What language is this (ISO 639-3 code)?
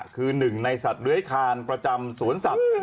tha